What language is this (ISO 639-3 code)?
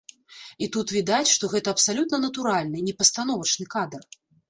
bel